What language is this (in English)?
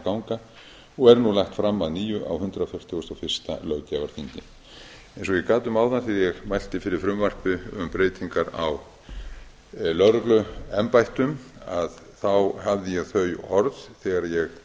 Icelandic